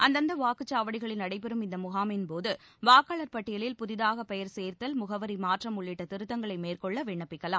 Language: Tamil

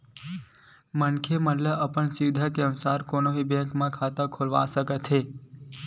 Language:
Chhattisgarhi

